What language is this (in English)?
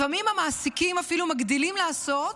Hebrew